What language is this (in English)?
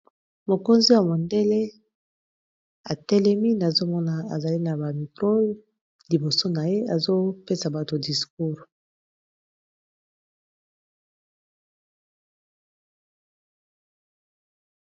Lingala